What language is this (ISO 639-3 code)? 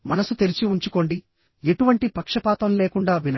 tel